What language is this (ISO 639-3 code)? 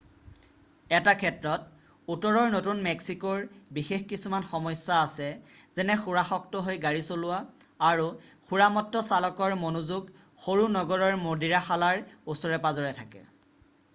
asm